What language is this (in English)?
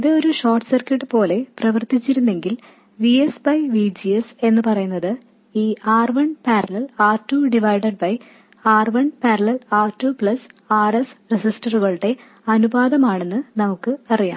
Malayalam